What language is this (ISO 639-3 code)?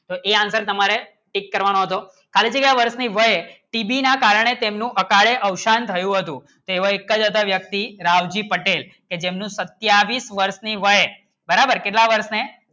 guj